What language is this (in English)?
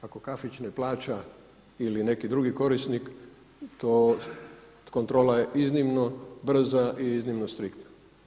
Croatian